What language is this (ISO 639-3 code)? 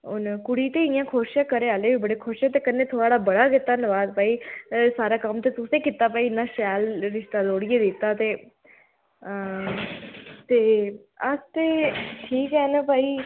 doi